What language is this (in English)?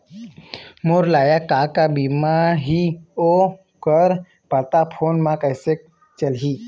Chhattisgarhi